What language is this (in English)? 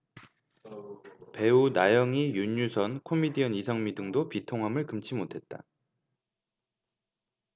Korean